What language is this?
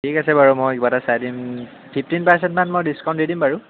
Assamese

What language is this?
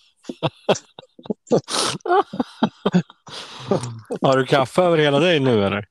Swedish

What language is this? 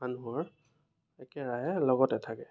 Assamese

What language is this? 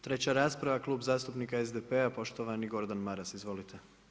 Croatian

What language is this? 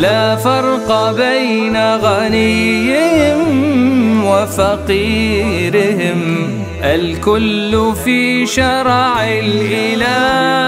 Arabic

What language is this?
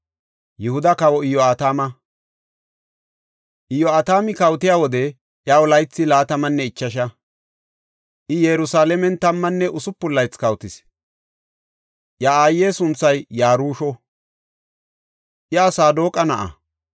Gofa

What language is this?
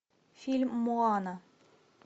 Russian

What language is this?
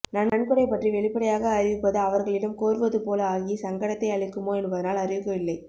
Tamil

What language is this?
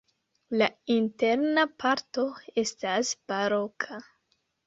Esperanto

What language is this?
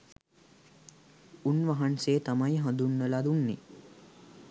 Sinhala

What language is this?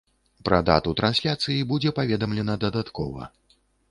Belarusian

